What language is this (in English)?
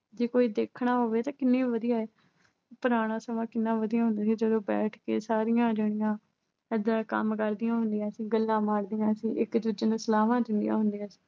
Punjabi